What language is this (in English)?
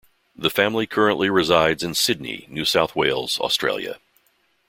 English